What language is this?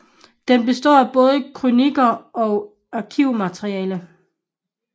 Danish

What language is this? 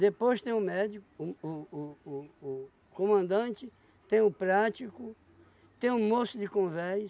Portuguese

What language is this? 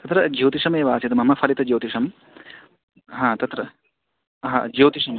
Sanskrit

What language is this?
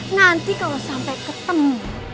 Indonesian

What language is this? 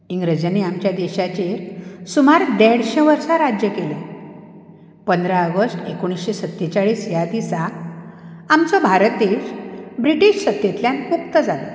Konkani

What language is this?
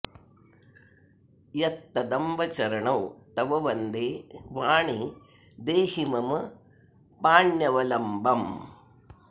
Sanskrit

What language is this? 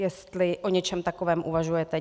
Czech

